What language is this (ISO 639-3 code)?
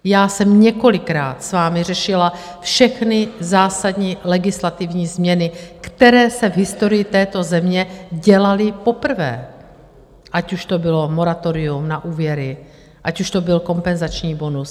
ces